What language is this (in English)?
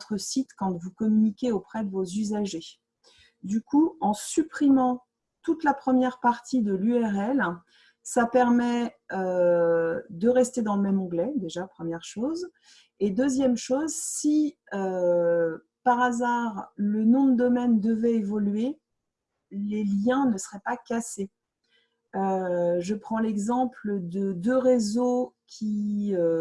French